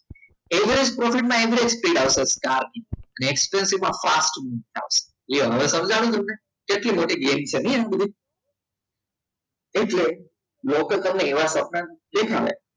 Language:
Gujarati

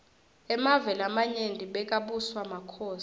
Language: Swati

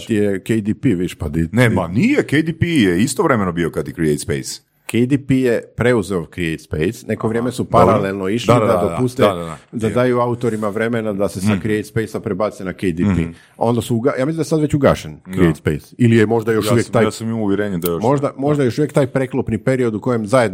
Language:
Croatian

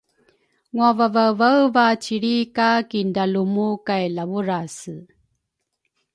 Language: Rukai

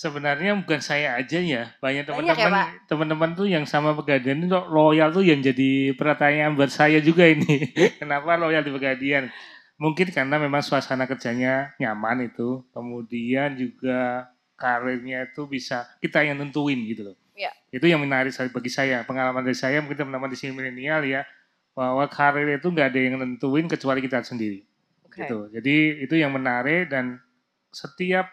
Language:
Indonesian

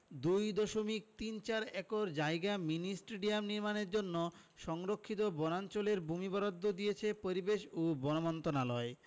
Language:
Bangla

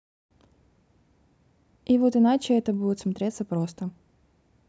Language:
Russian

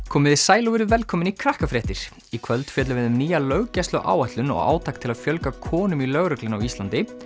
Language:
Icelandic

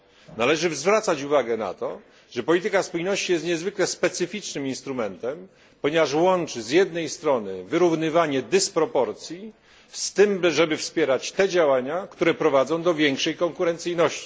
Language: Polish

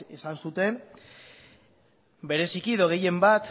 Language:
Basque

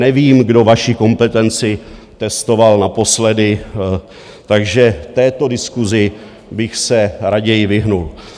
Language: Czech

